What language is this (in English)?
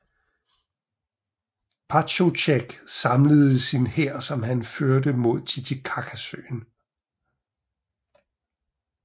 Danish